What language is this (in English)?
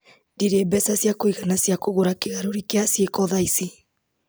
Kikuyu